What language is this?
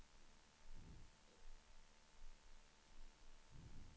Swedish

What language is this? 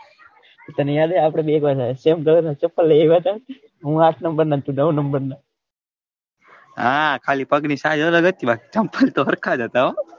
Gujarati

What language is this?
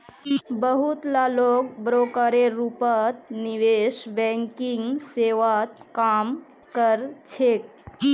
Magahi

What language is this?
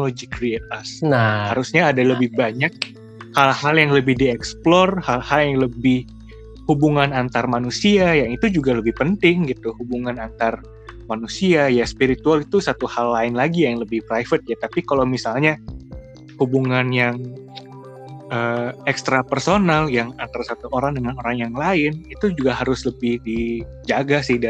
Indonesian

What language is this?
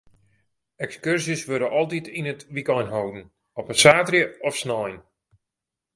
Western Frisian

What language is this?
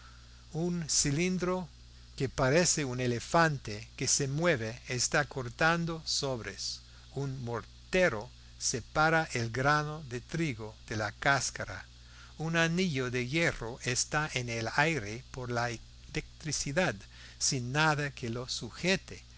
Spanish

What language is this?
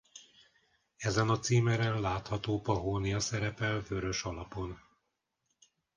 Hungarian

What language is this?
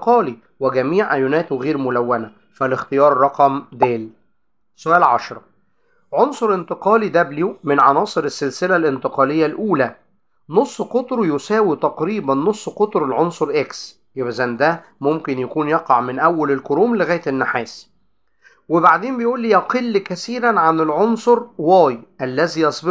Arabic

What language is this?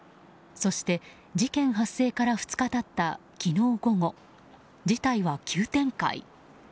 Japanese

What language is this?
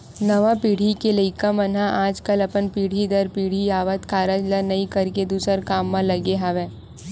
Chhattisgarhi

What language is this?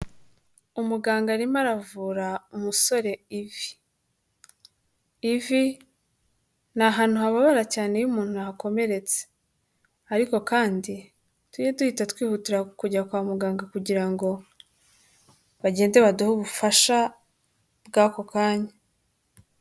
Kinyarwanda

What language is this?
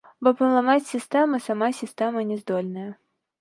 Belarusian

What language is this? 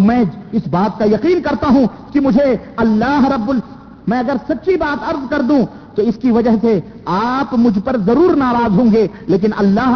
Urdu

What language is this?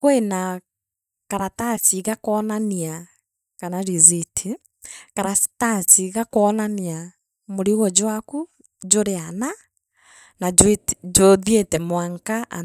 Meru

